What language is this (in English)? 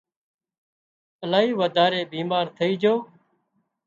Wadiyara Koli